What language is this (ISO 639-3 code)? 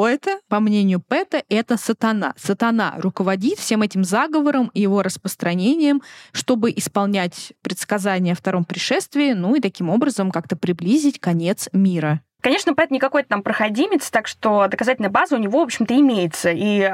rus